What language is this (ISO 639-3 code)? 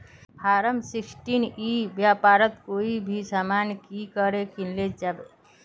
mag